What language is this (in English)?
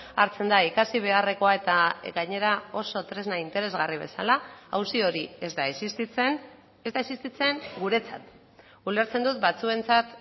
Basque